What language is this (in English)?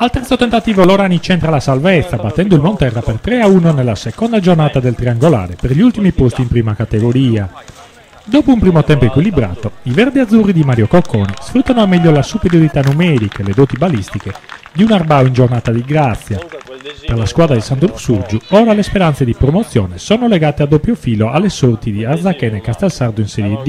Italian